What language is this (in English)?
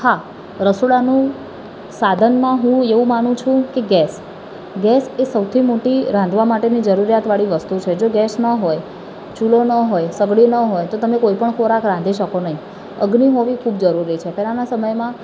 Gujarati